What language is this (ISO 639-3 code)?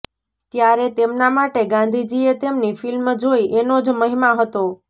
guj